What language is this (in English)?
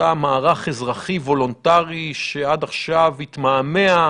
Hebrew